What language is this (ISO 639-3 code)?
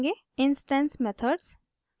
hin